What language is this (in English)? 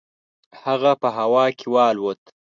Pashto